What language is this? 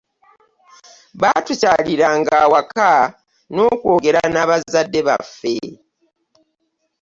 Ganda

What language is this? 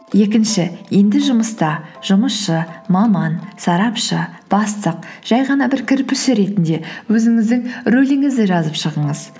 Kazakh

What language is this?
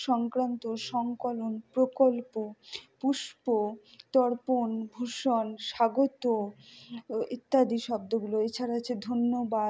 Bangla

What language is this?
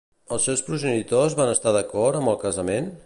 Catalan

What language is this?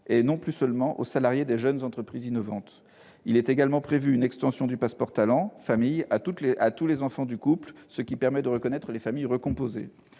French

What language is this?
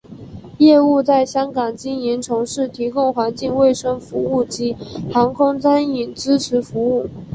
Chinese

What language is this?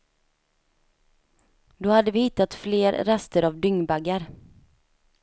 Swedish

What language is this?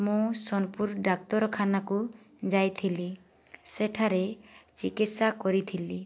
Odia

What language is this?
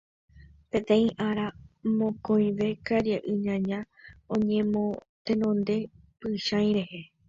Guarani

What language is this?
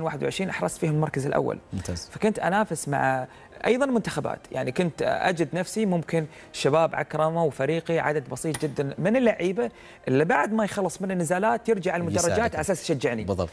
Arabic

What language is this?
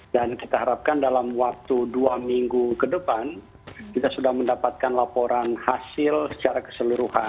Indonesian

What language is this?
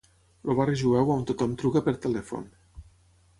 Catalan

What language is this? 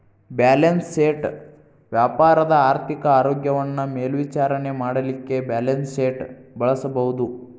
Kannada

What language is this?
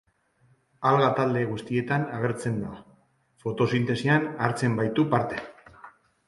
Basque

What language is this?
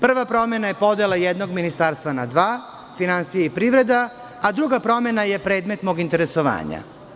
Serbian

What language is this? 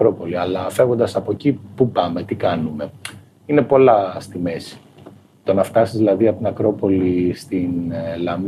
Greek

